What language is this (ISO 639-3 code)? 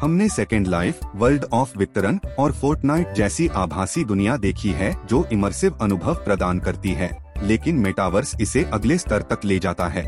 hin